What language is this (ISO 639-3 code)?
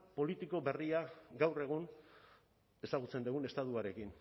eus